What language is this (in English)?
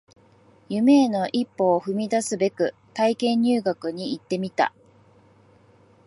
Japanese